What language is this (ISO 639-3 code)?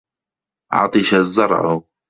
ara